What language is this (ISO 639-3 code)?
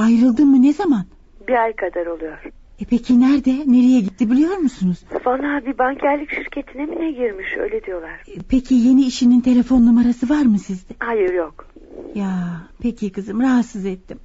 tur